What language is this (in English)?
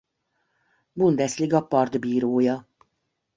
Hungarian